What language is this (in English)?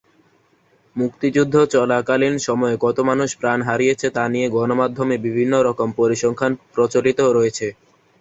Bangla